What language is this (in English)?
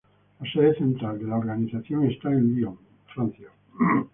Spanish